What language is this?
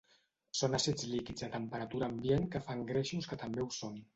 Catalan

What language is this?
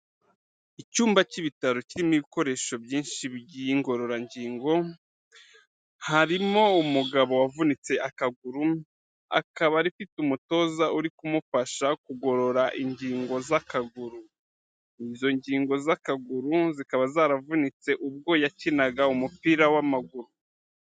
Kinyarwanda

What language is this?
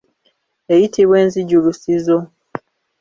Ganda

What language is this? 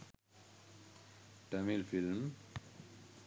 Sinhala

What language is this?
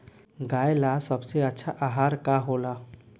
Bhojpuri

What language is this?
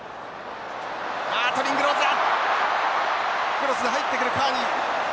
Japanese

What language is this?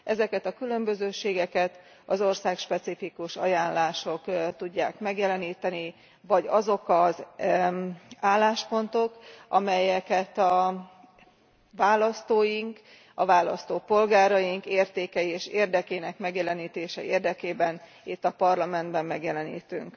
Hungarian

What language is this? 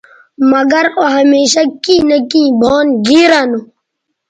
Bateri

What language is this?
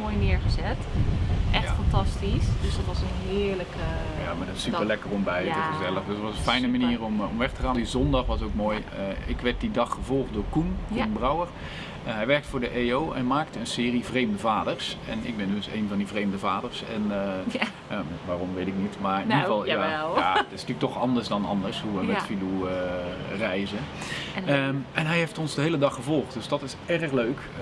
Dutch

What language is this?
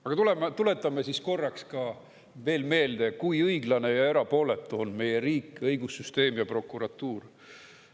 Estonian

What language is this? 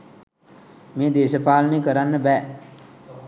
Sinhala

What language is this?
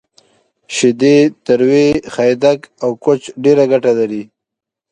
Pashto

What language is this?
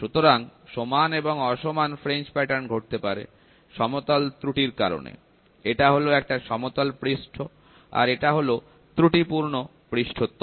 Bangla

